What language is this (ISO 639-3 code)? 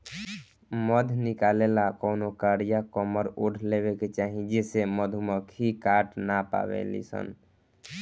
bho